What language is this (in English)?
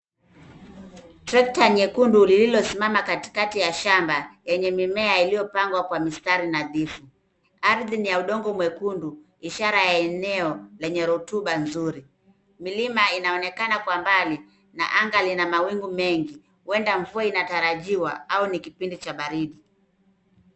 Swahili